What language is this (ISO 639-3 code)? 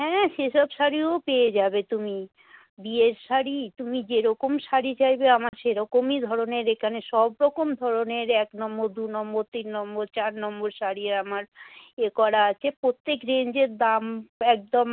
ben